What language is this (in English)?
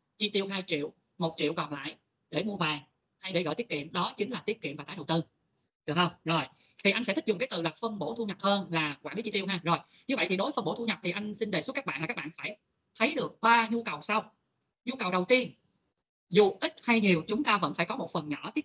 Vietnamese